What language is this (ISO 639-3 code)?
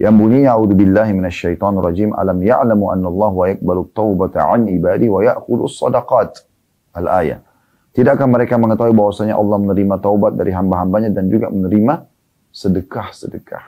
ind